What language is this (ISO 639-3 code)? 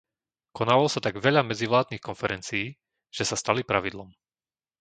slk